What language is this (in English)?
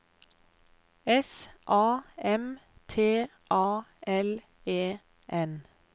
Norwegian